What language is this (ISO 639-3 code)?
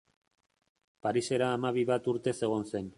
eus